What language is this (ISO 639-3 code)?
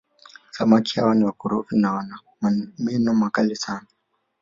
swa